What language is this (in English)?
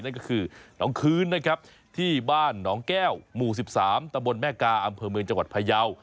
Thai